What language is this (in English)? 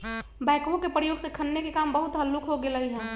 Magahi